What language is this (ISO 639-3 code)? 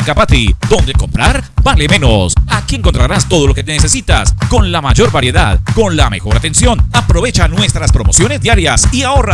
spa